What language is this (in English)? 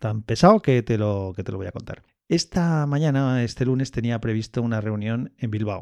Spanish